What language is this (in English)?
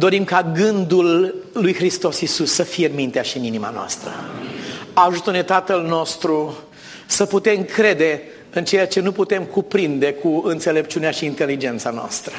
Romanian